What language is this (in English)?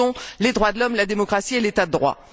French